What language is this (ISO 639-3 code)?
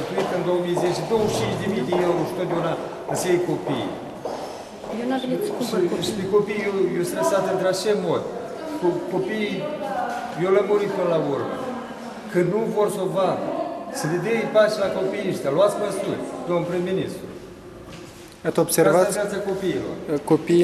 ron